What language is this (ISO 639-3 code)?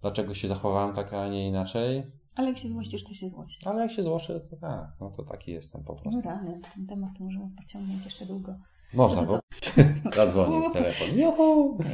pol